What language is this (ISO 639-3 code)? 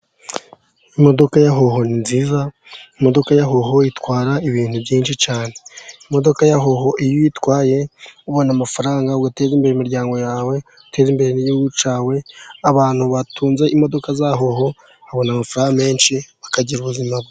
kin